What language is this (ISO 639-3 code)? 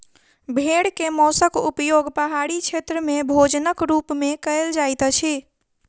mai